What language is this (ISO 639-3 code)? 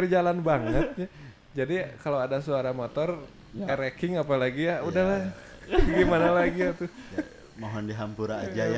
ind